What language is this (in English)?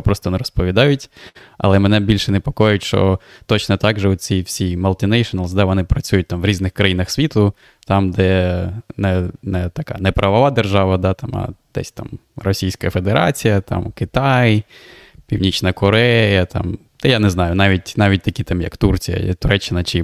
Ukrainian